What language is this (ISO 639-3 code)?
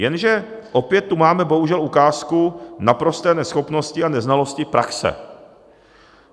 ces